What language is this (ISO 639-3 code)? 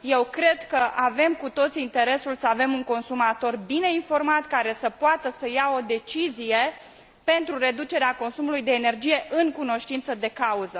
ron